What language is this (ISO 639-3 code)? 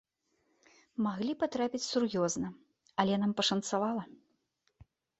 bel